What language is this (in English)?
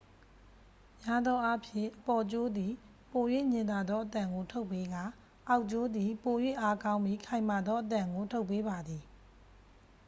Burmese